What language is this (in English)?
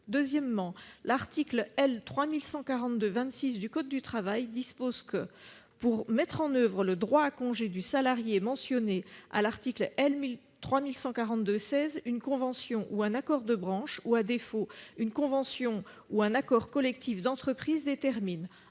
French